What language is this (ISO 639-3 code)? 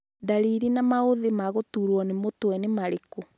kik